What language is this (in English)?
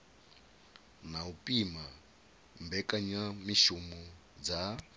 Venda